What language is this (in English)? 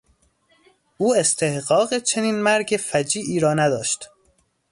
Persian